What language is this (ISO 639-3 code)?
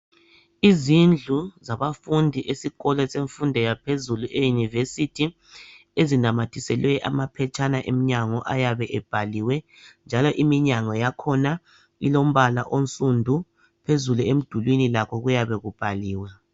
nde